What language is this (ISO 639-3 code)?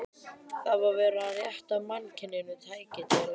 isl